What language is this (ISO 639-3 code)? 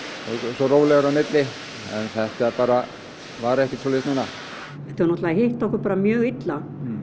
isl